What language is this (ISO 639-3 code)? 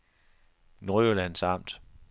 dan